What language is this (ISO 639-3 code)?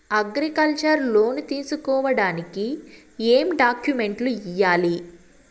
tel